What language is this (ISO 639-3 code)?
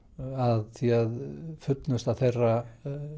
isl